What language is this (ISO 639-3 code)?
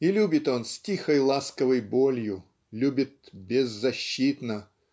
rus